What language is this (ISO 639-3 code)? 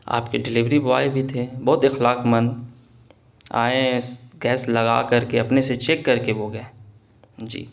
urd